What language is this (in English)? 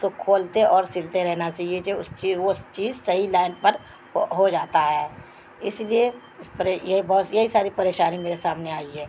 Urdu